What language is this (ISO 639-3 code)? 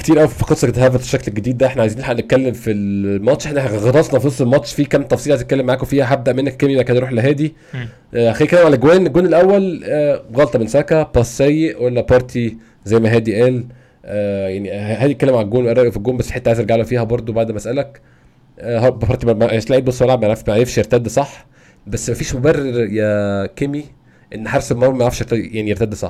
ara